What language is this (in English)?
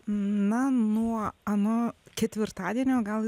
Lithuanian